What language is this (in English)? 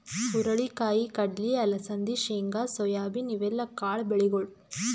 Kannada